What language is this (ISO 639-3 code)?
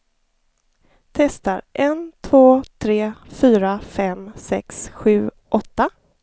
swe